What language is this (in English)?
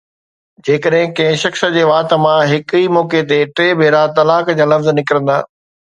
Sindhi